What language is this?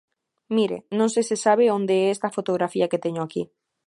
Galician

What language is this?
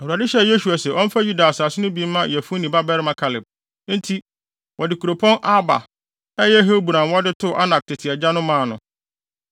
Akan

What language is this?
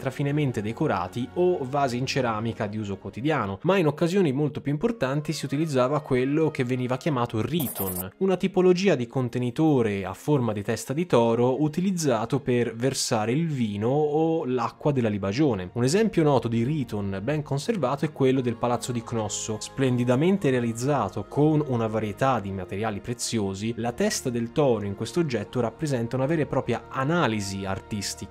Italian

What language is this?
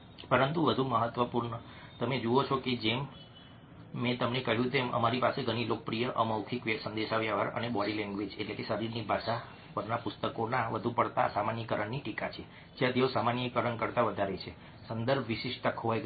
Gujarati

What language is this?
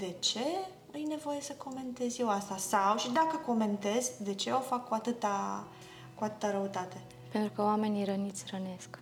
Romanian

